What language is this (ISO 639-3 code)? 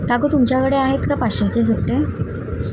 mar